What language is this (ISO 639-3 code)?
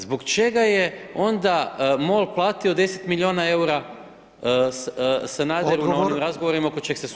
hrv